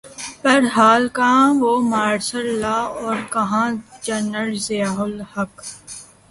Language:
Urdu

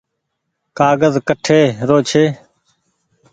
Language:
Goaria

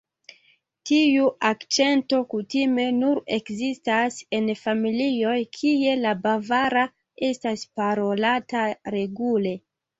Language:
Esperanto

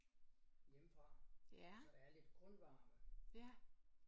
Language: Danish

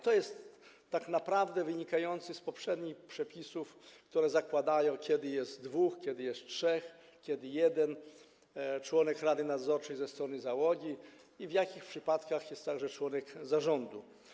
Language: Polish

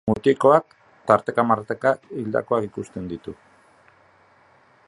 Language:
Basque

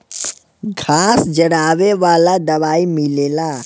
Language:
Bhojpuri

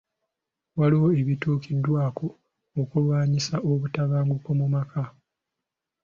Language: Ganda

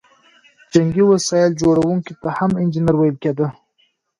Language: Pashto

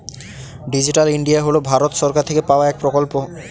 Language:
Bangla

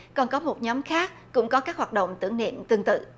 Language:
Vietnamese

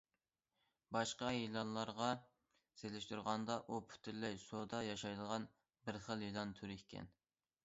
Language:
Uyghur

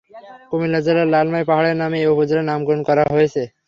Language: Bangla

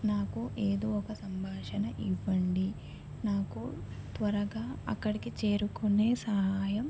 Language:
Telugu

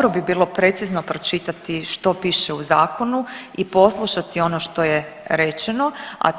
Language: Croatian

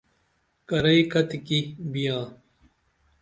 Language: Dameli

